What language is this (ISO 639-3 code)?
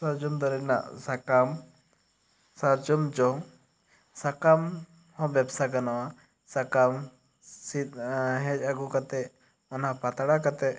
sat